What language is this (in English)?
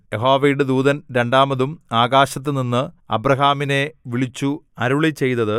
Malayalam